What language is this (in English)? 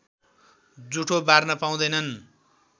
Nepali